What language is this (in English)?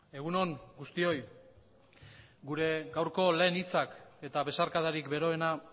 Basque